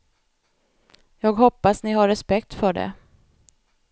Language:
Swedish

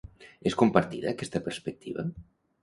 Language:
Catalan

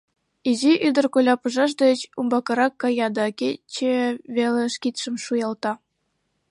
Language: Mari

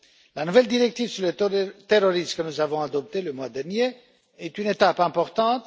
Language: French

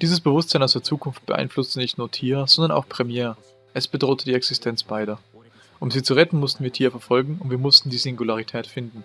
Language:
German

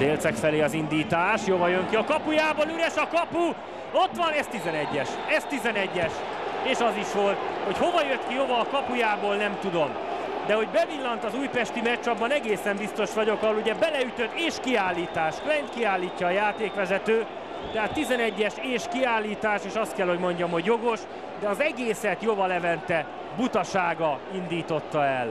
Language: Hungarian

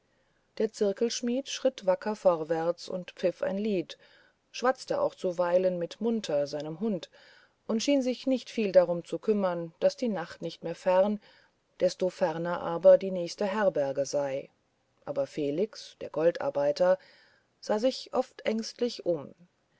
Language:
German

